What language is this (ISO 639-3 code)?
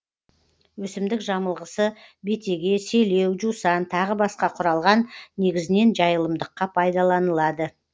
kaz